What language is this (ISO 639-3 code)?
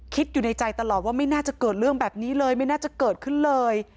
tha